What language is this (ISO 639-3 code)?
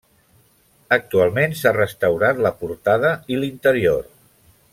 cat